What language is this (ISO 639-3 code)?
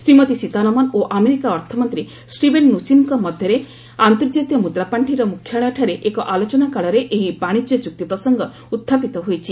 ori